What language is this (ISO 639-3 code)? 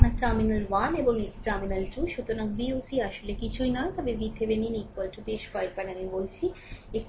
ben